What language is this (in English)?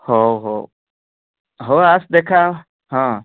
Odia